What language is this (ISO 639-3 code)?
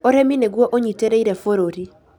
kik